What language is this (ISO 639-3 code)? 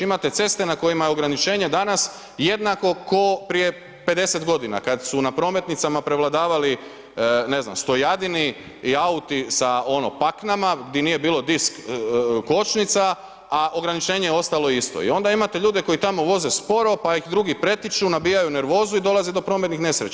hrv